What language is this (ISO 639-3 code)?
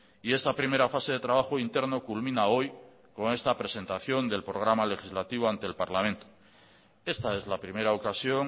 spa